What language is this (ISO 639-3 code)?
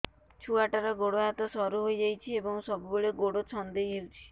ori